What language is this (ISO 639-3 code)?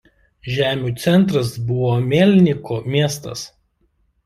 lit